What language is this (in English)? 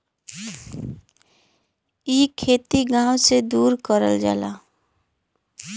Bhojpuri